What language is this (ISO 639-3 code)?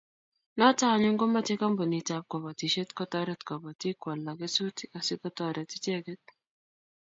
kln